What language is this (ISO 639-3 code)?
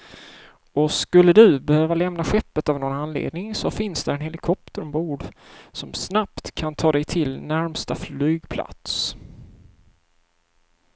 swe